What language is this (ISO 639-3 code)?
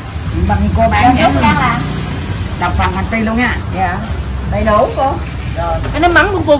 vie